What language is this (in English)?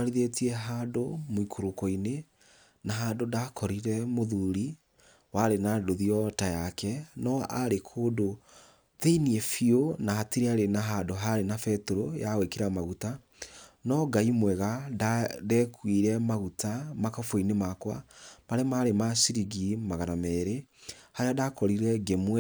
Kikuyu